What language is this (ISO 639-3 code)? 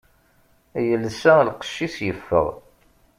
kab